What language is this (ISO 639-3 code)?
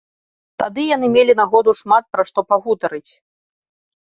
bel